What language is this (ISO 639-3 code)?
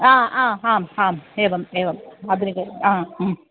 san